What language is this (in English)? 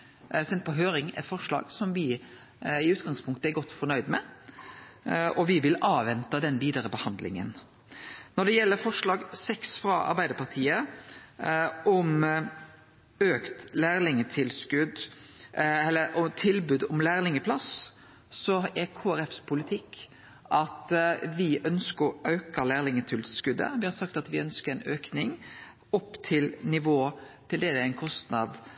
Norwegian Nynorsk